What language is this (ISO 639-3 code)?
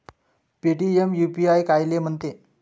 mar